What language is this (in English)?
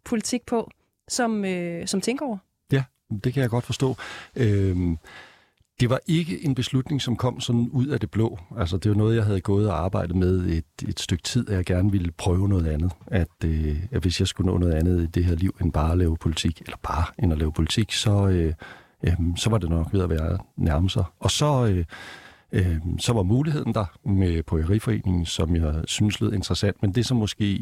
Danish